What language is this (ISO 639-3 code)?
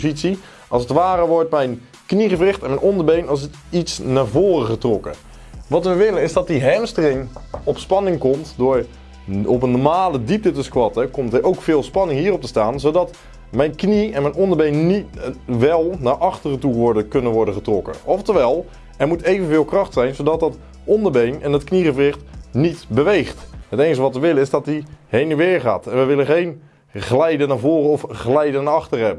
nld